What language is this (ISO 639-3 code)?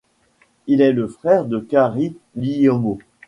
fra